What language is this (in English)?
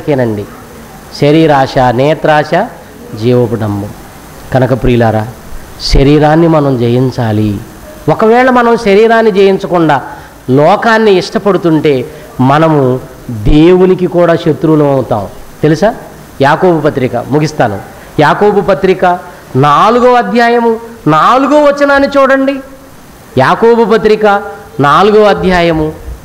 Hindi